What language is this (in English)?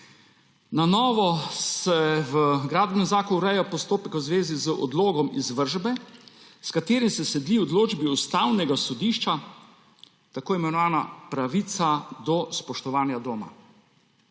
Slovenian